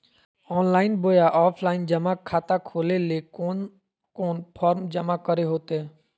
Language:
Magahi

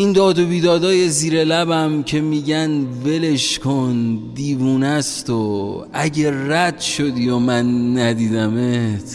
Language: Persian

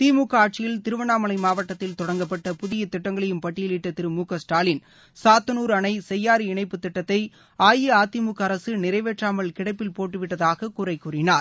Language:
Tamil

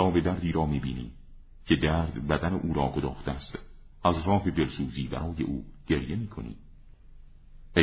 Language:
Persian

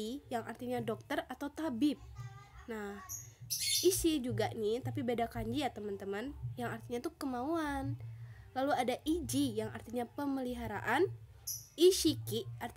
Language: Indonesian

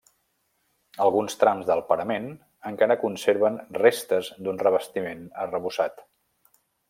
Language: Catalan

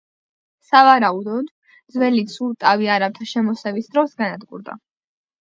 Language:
Georgian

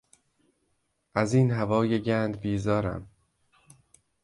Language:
Persian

